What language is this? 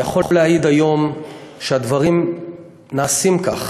Hebrew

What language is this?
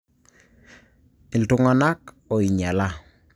Masai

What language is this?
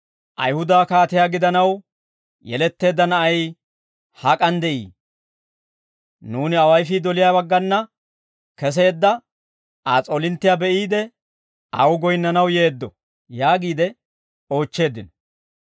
Dawro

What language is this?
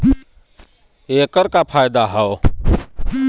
Bhojpuri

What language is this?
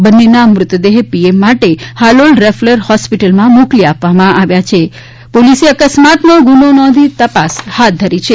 Gujarati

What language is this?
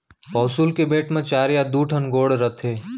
Chhattisgarhi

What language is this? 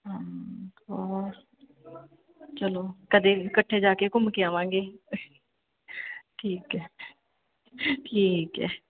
Punjabi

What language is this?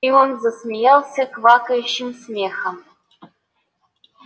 Russian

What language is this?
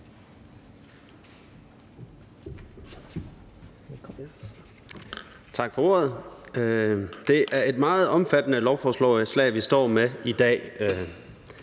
Danish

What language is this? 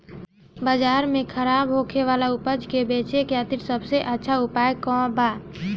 Bhojpuri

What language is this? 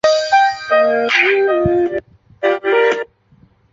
Chinese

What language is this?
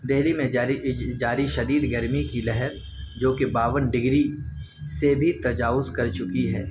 Urdu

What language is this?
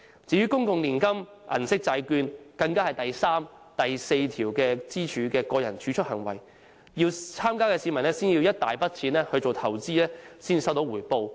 Cantonese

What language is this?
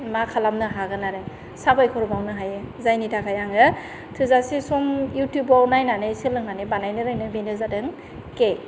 Bodo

